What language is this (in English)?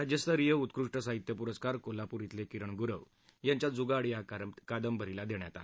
Marathi